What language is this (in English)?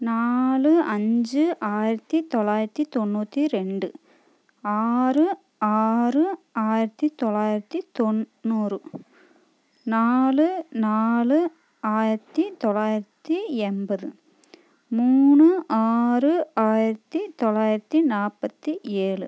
Tamil